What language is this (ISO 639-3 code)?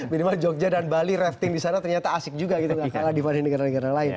ind